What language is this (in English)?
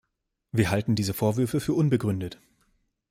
German